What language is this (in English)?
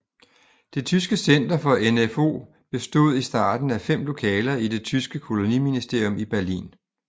Danish